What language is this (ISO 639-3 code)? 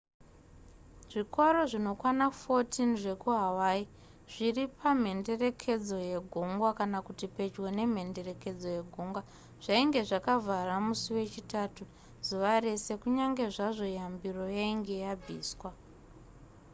sna